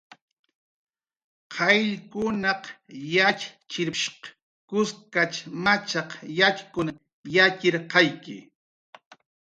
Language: Jaqaru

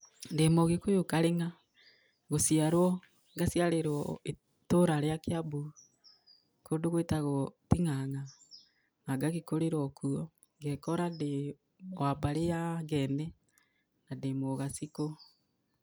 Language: Kikuyu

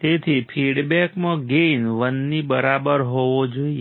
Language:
Gujarati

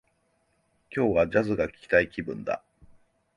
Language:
Japanese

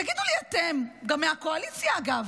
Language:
Hebrew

